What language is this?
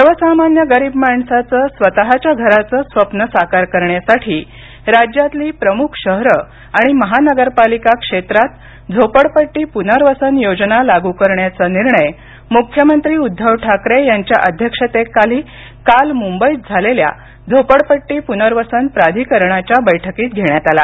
Marathi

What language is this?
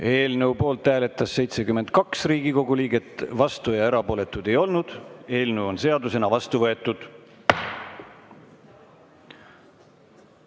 Estonian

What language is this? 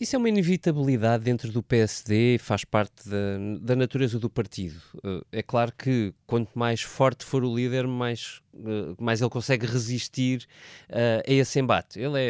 Portuguese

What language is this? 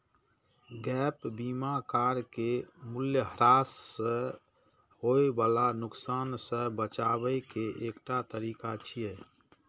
Maithili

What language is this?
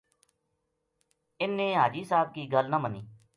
Gujari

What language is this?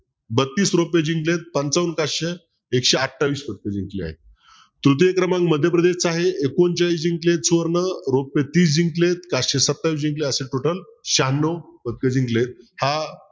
Marathi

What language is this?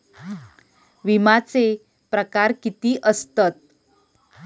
Marathi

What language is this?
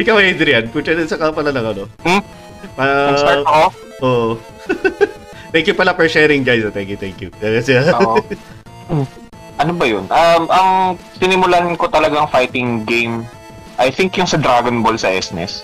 Filipino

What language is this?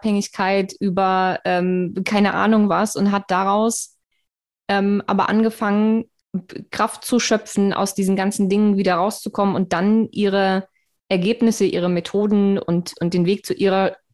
German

